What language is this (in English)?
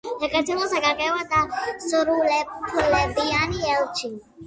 Georgian